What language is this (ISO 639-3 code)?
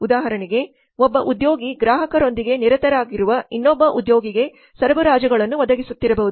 kan